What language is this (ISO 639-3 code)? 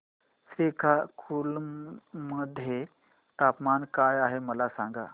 mar